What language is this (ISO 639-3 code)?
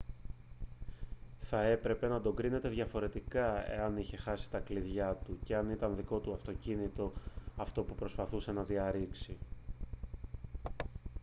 ell